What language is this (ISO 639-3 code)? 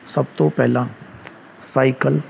pan